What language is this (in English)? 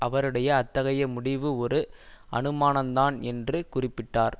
Tamil